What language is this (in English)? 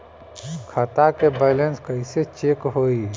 Bhojpuri